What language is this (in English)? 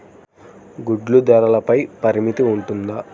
Telugu